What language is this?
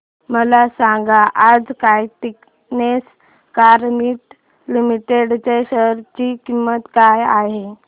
Marathi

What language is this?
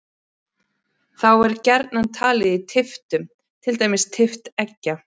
Icelandic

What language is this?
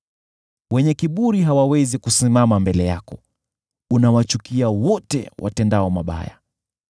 Swahili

